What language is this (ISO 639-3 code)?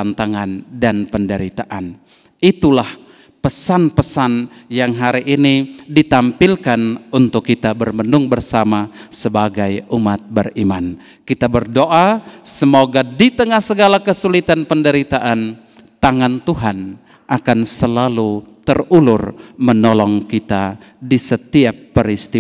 ind